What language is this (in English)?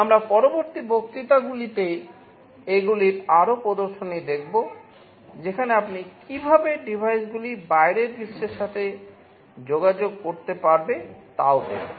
Bangla